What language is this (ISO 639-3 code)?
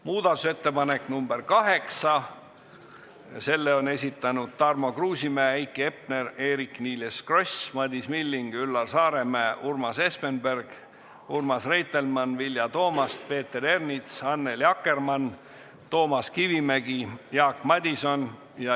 est